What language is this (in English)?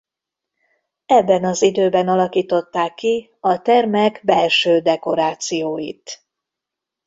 Hungarian